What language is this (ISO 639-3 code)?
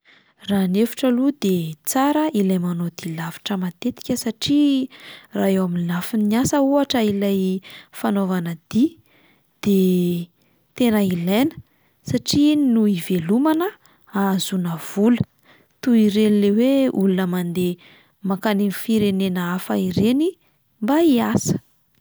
mlg